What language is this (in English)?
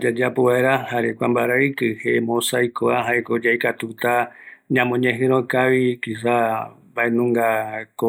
Eastern Bolivian Guaraní